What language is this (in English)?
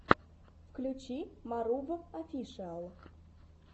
Russian